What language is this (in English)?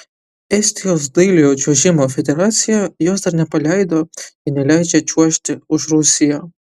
Lithuanian